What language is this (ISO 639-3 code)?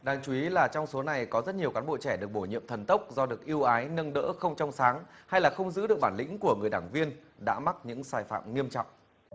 vie